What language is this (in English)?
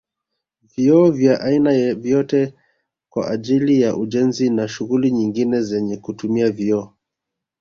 Swahili